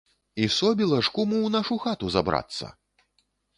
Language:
Belarusian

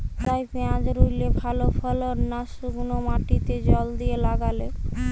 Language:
Bangla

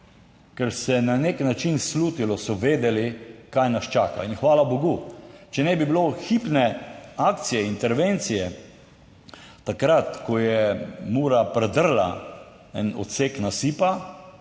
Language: Slovenian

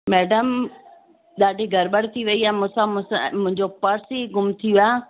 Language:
Sindhi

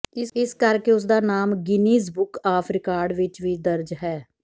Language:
Punjabi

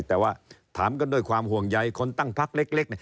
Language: Thai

